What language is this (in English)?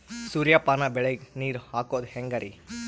Kannada